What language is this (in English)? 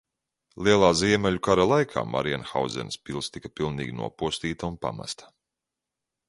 Latvian